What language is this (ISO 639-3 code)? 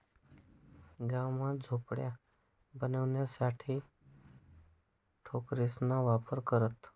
mar